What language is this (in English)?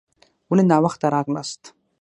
Pashto